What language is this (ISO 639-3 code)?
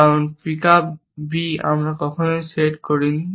ben